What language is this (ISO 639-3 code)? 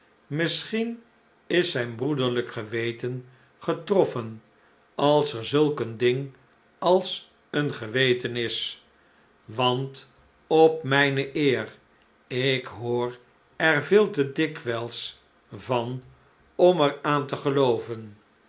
nld